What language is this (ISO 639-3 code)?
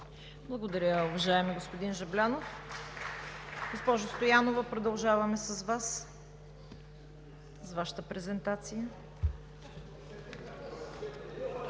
bul